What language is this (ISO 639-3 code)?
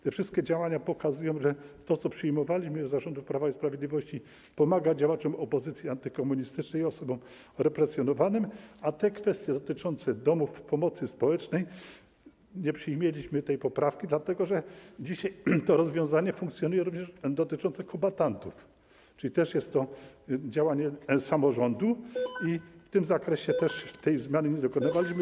pol